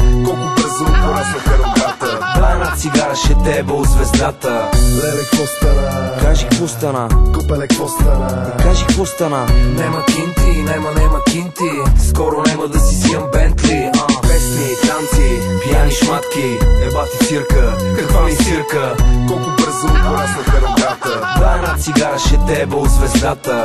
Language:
Romanian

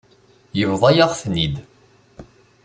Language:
Kabyle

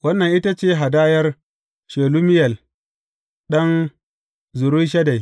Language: Hausa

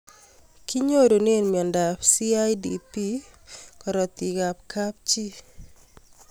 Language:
Kalenjin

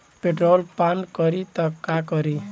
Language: Bhojpuri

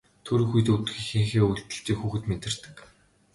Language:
Mongolian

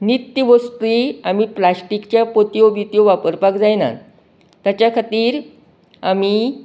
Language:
Konkani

